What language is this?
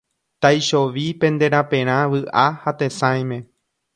Guarani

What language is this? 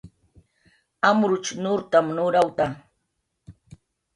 Jaqaru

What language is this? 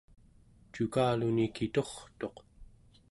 Central Yupik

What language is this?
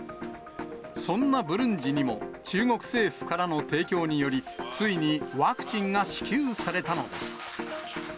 Japanese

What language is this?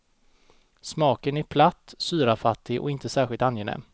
Swedish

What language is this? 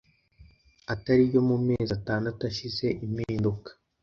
Kinyarwanda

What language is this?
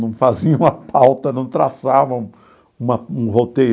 Portuguese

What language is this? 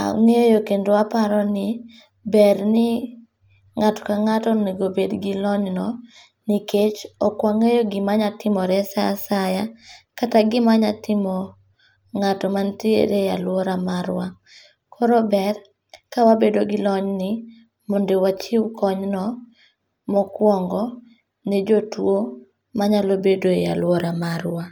Luo (Kenya and Tanzania)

